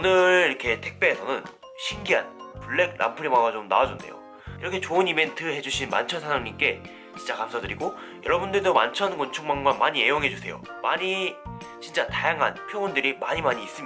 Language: Korean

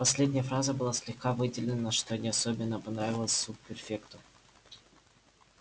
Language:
Russian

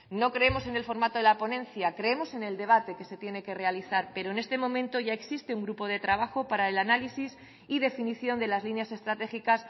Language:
Spanish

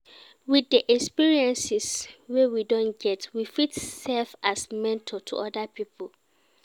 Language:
Nigerian Pidgin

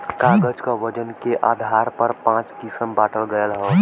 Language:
Bhojpuri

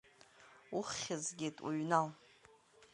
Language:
Abkhazian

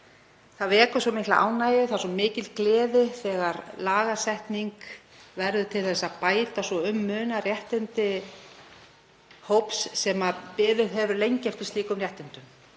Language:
Icelandic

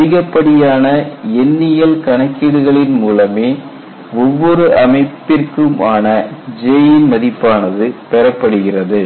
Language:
Tamil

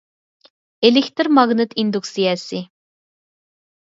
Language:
Uyghur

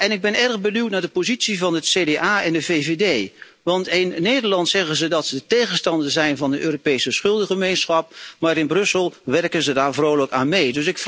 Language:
Dutch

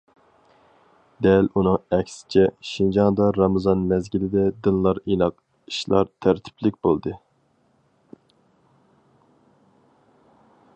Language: Uyghur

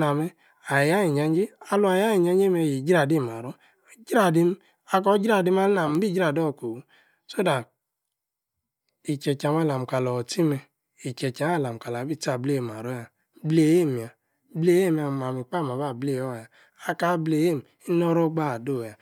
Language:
Yace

